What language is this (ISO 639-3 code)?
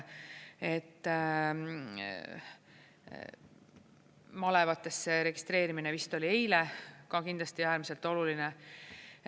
est